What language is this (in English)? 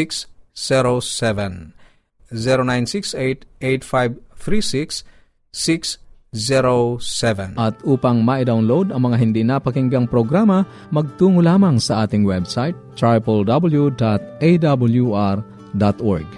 Filipino